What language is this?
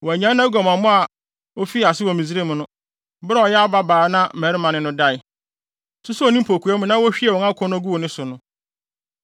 Akan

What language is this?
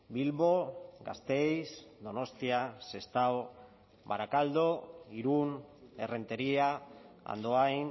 Basque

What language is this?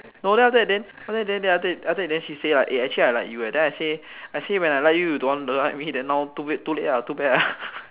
English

